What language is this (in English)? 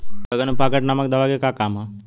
Bhojpuri